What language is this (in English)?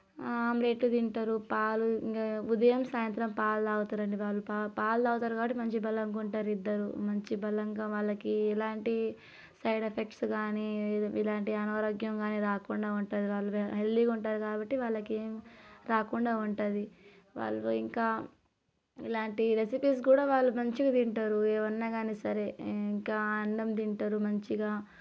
Telugu